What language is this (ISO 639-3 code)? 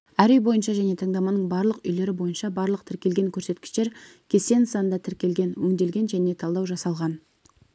kaz